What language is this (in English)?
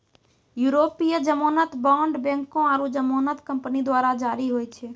Maithili